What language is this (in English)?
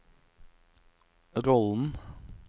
Norwegian